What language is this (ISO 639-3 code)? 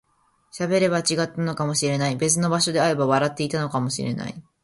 jpn